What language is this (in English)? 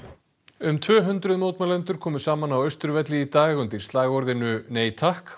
Icelandic